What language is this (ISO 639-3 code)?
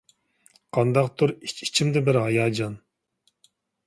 uig